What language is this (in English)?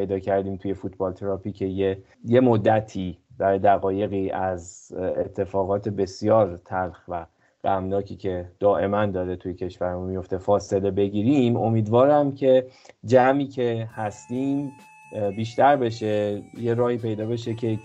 Persian